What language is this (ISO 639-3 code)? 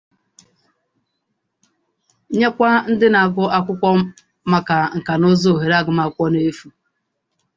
ibo